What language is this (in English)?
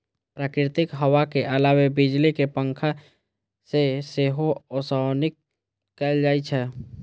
Maithili